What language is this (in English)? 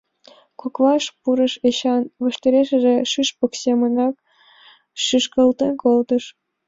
Mari